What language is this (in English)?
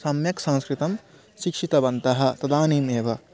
Sanskrit